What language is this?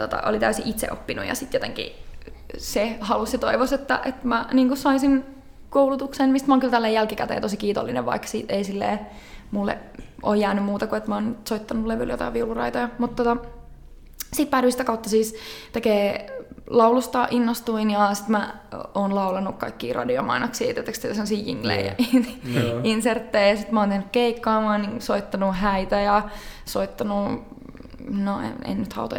Finnish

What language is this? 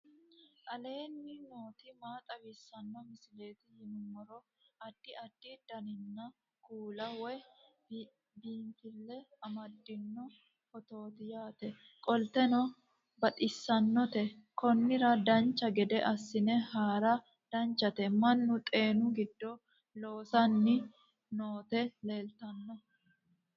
Sidamo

